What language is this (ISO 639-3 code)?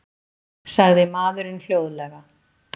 isl